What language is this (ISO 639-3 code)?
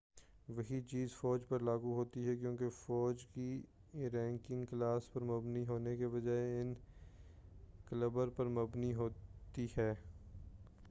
urd